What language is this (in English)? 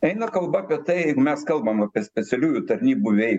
Lithuanian